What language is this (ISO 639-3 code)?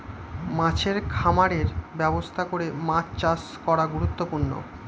ben